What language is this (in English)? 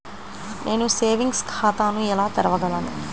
Telugu